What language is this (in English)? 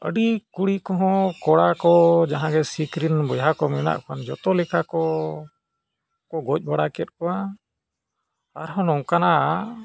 Santali